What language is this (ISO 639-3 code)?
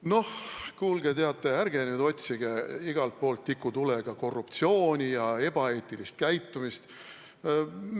est